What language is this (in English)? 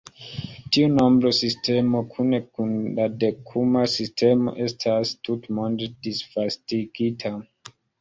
Esperanto